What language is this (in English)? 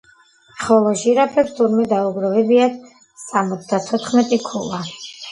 Georgian